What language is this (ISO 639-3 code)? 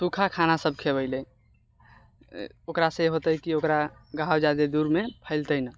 mai